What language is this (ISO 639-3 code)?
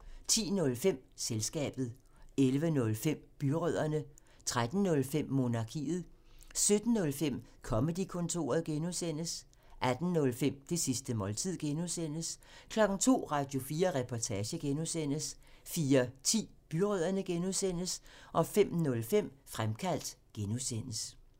dan